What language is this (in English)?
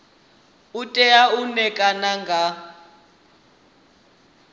Venda